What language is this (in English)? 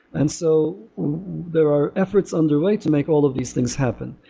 English